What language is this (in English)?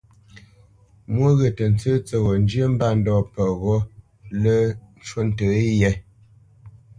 Bamenyam